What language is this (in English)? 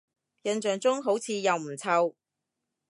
Cantonese